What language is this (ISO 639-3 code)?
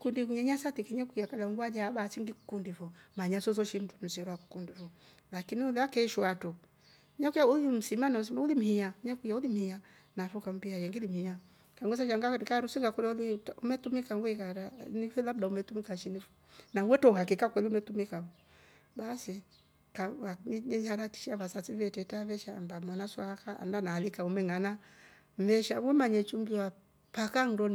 rof